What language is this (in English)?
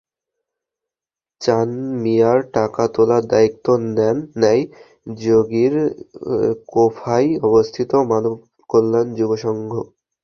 Bangla